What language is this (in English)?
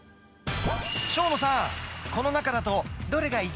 Japanese